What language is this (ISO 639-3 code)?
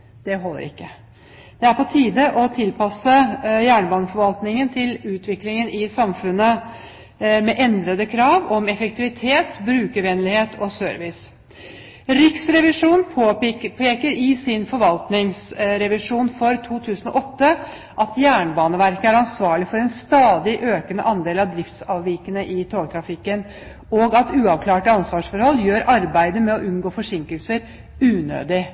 nob